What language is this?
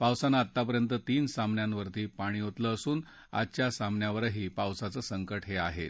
Marathi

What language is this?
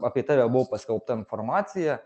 Lithuanian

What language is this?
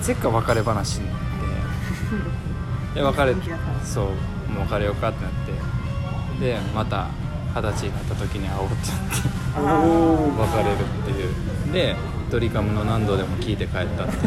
Japanese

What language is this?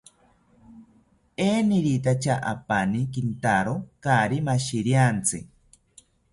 South Ucayali Ashéninka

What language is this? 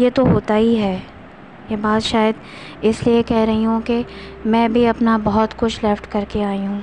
Urdu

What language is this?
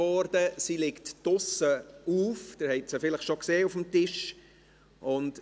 Swiss German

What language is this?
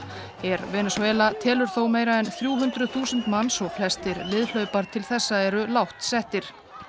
Icelandic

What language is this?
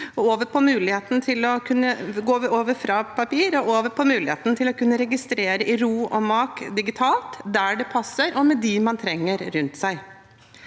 Norwegian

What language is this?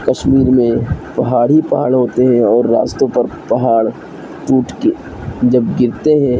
Urdu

